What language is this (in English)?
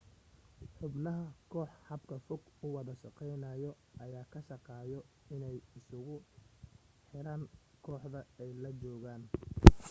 Somali